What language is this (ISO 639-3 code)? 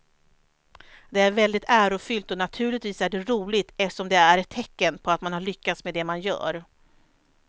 swe